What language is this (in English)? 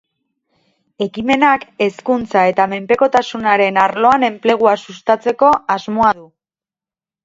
Basque